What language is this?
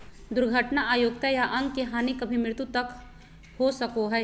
Magahi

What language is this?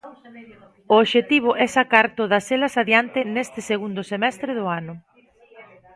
Galician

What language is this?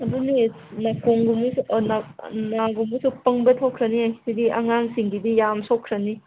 Manipuri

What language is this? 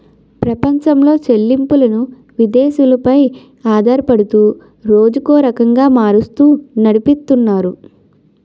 Telugu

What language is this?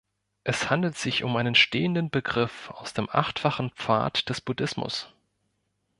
German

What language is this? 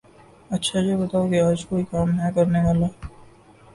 Urdu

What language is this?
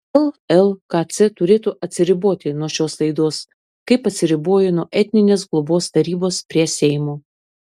Lithuanian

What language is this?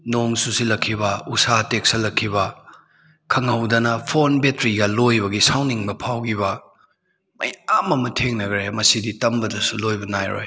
Manipuri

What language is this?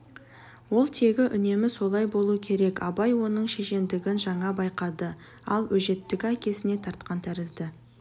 Kazakh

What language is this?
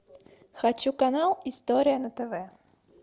Russian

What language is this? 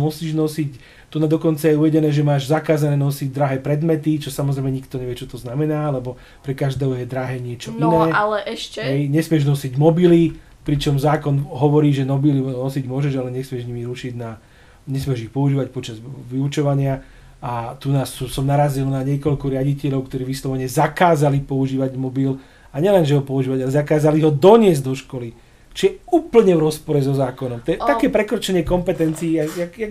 Slovak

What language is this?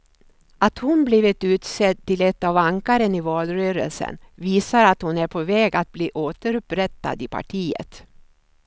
Swedish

